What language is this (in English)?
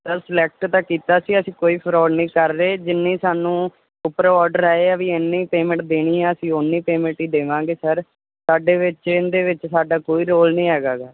Punjabi